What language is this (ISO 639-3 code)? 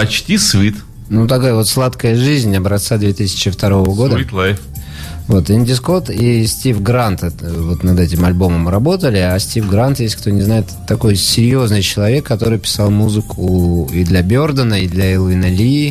rus